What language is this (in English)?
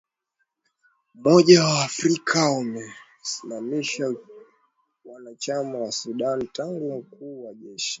Swahili